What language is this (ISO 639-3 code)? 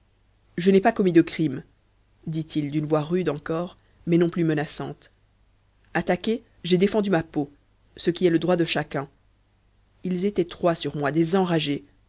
fra